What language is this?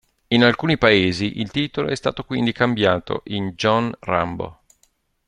Italian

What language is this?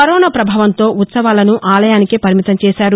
Telugu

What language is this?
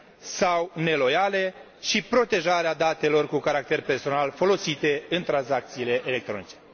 Romanian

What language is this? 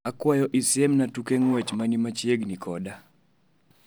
Luo (Kenya and Tanzania)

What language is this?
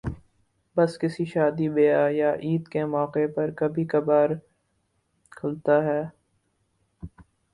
Urdu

